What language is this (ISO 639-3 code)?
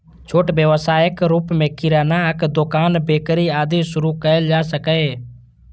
mai